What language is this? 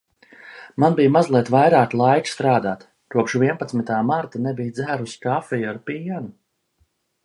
Latvian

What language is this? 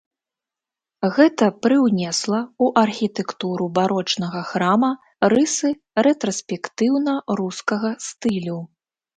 Belarusian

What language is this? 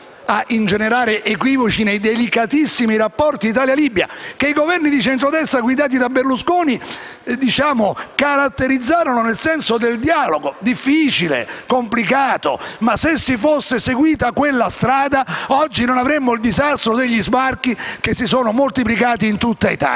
Italian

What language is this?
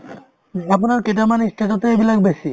Assamese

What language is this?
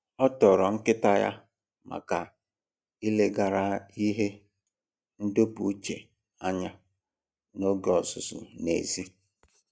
Igbo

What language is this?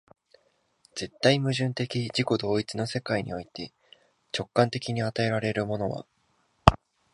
Japanese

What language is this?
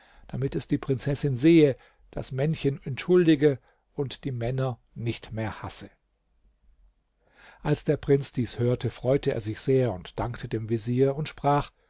German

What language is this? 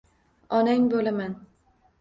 Uzbek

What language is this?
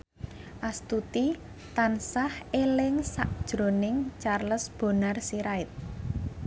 Javanese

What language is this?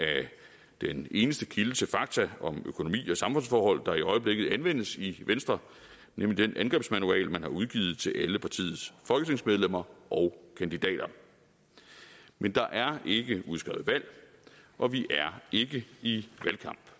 Danish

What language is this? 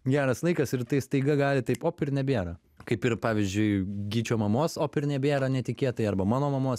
Lithuanian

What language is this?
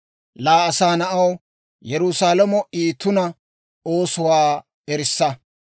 Dawro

